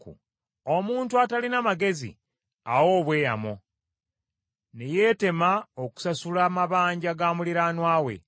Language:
Ganda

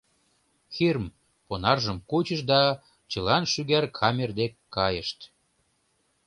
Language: Mari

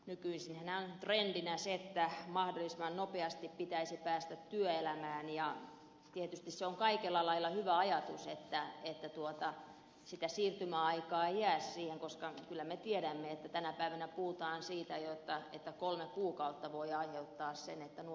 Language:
Finnish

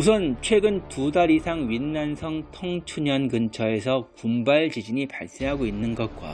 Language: Korean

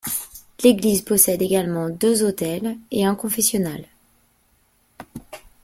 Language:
French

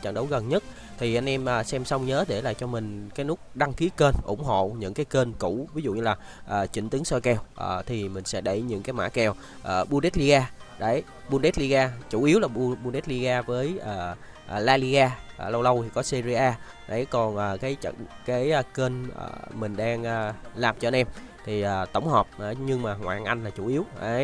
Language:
Vietnamese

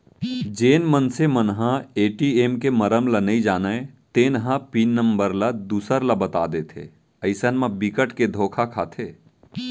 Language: Chhattisgarhi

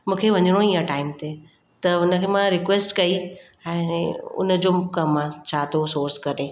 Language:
Sindhi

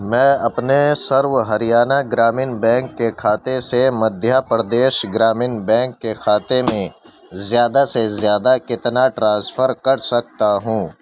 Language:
Urdu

